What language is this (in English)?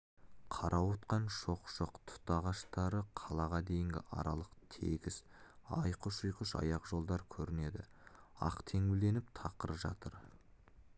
Kazakh